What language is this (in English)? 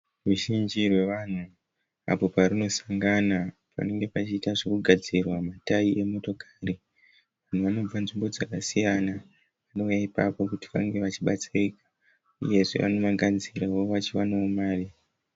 Shona